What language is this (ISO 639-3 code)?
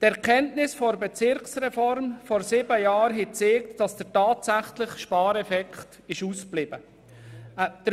gsw